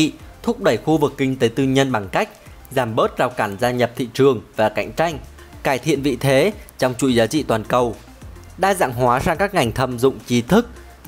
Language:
Vietnamese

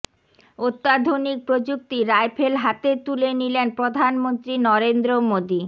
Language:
Bangla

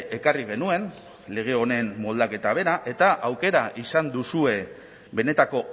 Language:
Basque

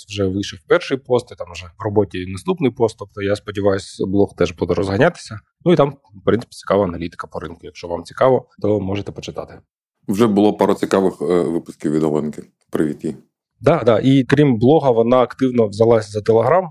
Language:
Ukrainian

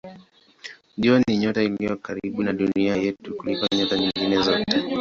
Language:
Swahili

